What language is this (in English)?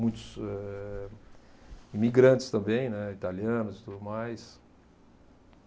Portuguese